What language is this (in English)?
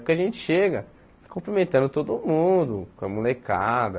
Portuguese